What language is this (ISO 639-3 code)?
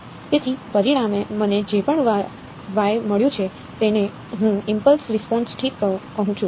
guj